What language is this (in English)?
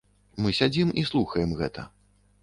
Belarusian